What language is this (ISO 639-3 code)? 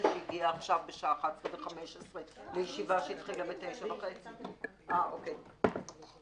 heb